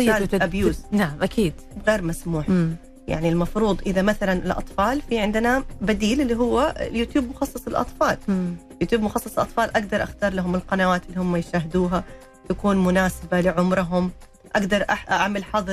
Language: Arabic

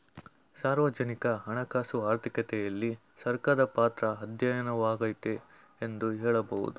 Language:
Kannada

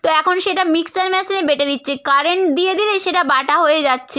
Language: Bangla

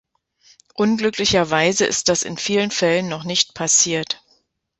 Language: German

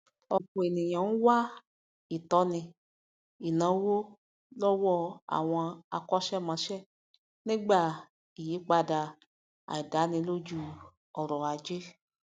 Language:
Yoruba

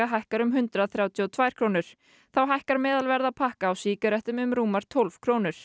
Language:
Icelandic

